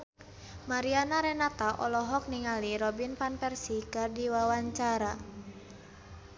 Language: Sundanese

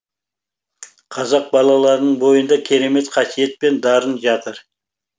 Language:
Kazakh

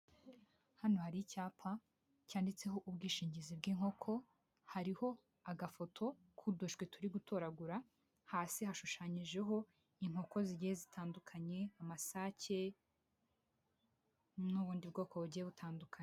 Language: Kinyarwanda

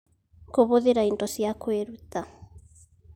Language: Kikuyu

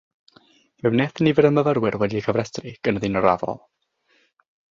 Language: Welsh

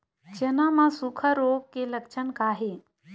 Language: Chhattisgarhi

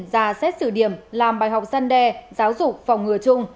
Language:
Vietnamese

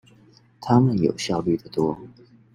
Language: Chinese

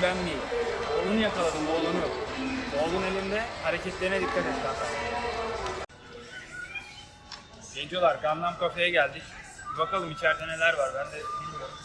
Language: Turkish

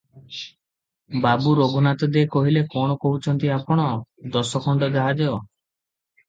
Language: Odia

